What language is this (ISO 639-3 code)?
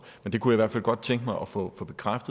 dan